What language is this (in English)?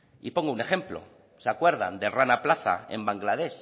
Spanish